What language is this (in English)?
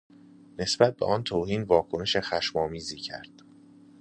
Persian